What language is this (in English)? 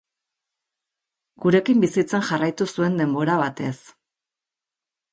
Basque